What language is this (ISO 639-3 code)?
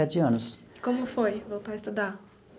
por